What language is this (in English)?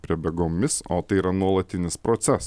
Lithuanian